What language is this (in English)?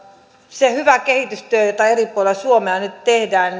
Finnish